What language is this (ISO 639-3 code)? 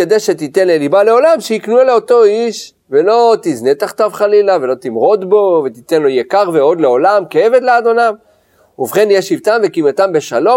heb